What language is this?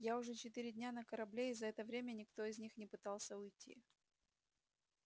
Russian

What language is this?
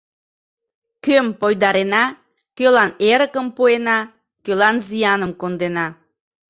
Mari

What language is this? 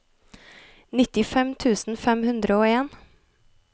Norwegian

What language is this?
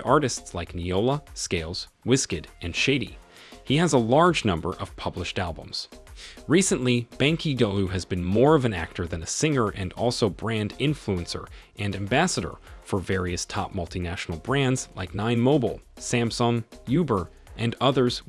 English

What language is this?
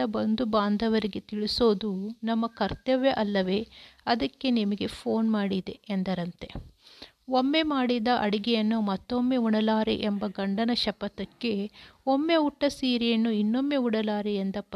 Kannada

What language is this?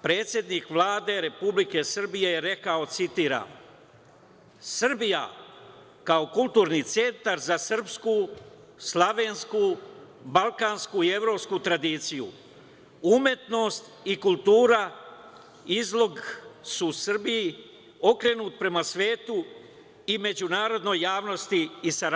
Serbian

